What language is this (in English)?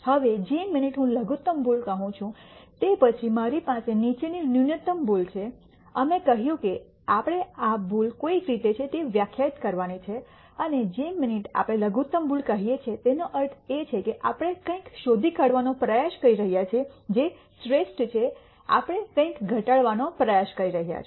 Gujarati